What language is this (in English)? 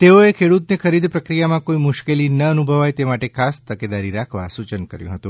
Gujarati